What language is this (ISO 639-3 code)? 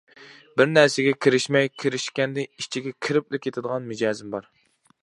uig